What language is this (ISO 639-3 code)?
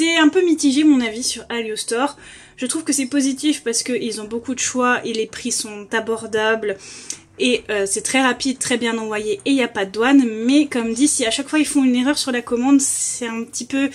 fra